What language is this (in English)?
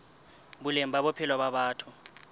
Southern Sotho